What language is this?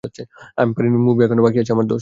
Bangla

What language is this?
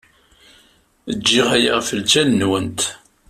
Kabyle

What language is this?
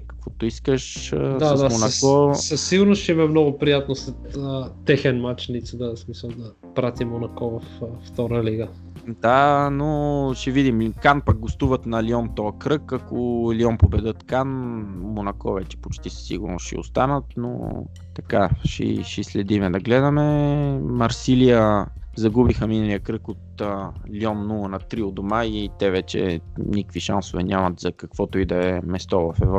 Bulgarian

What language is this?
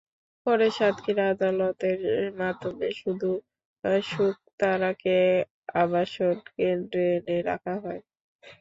Bangla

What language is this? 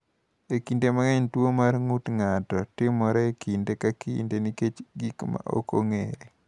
Luo (Kenya and Tanzania)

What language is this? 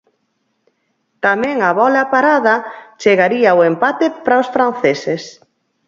Galician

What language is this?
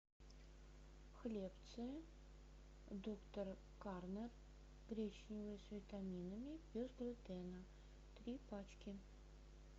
Russian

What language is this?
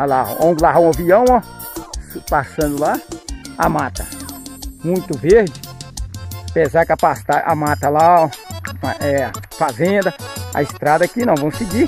Portuguese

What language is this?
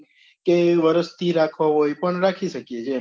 Gujarati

